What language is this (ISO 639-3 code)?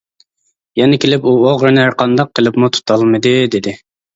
uig